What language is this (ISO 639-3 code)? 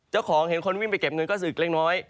tha